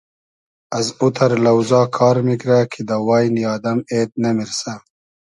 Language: Hazaragi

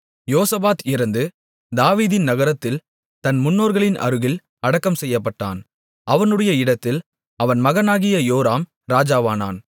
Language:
Tamil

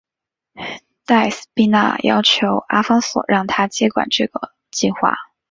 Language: Chinese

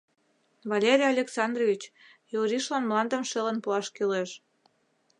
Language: Mari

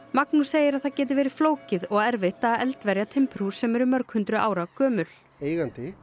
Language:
Icelandic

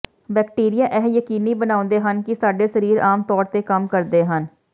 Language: Punjabi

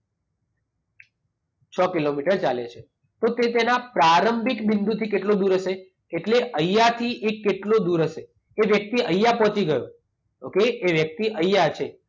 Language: Gujarati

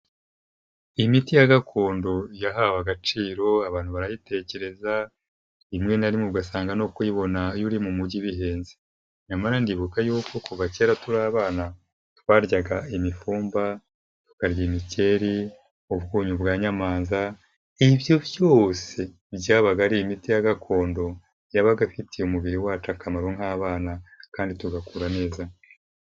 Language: Kinyarwanda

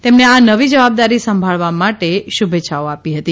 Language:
Gujarati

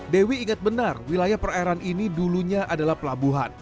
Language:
Indonesian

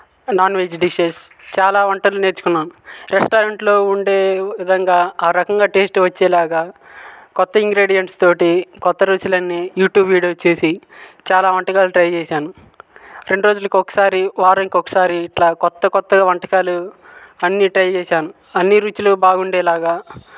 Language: Telugu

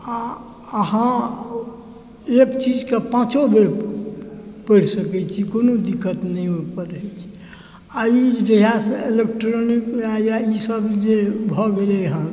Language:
Maithili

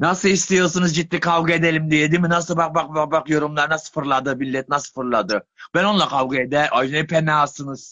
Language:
Turkish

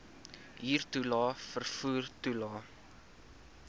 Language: Afrikaans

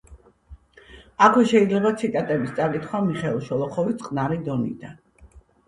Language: Georgian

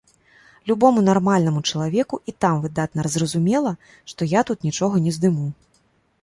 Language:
Belarusian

